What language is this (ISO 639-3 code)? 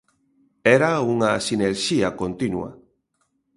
glg